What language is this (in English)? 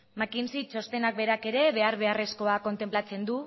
Basque